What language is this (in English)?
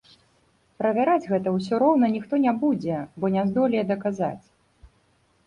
Belarusian